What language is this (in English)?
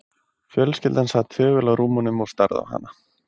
Icelandic